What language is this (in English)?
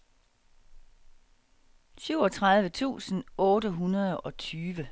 Danish